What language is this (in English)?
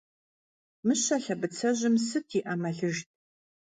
Kabardian